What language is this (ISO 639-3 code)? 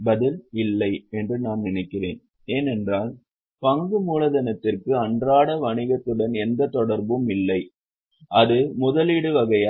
tam